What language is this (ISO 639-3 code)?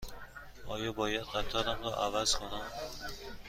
fas